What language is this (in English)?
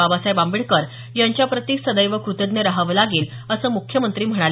Marathi